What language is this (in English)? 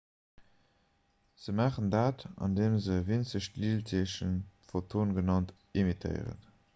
Luxembourgish